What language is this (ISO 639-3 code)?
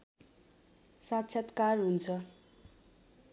nep